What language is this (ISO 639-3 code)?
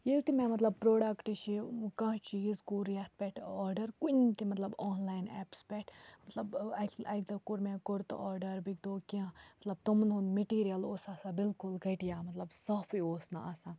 kas